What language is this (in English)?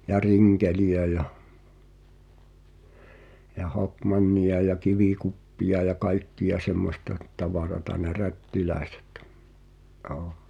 Finnish